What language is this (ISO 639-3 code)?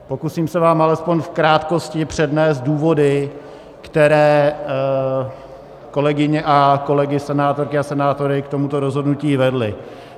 ces